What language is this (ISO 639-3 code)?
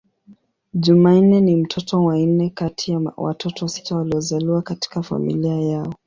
swa